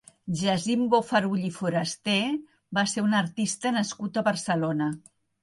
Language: Catalan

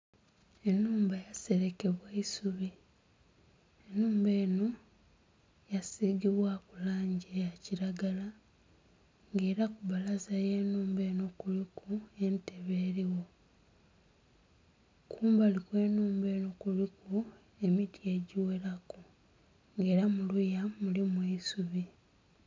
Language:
Soga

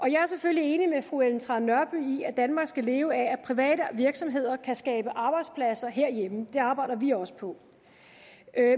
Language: Danish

